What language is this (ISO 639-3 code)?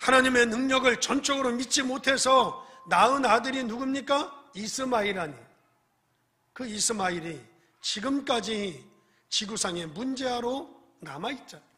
kor